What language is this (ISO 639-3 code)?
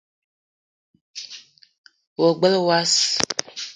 eto